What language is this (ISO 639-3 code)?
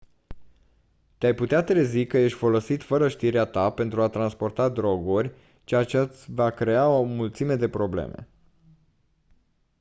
ron